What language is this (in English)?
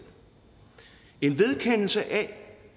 Danish